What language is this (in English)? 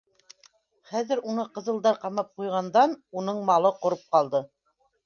Bashkir